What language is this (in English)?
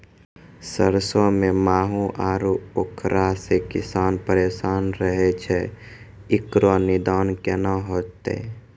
Maithili